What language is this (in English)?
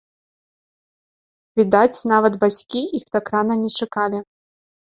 Belarusian